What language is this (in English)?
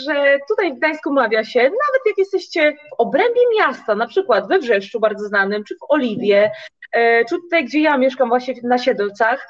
Polish